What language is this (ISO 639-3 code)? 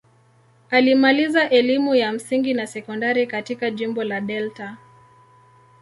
swa